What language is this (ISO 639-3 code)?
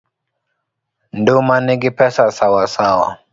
luo